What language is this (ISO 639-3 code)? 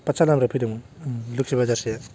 brx